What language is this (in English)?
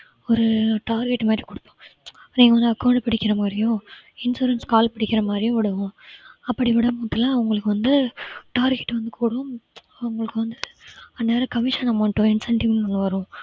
Tamil